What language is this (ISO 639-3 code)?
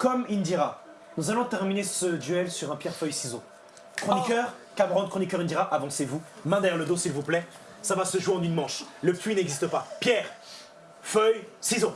fra